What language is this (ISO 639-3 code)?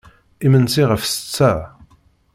kab